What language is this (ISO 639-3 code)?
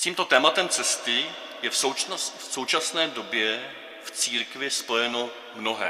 ces